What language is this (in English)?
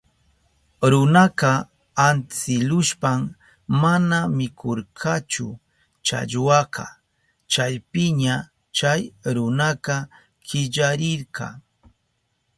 Southern Pastaza Quechua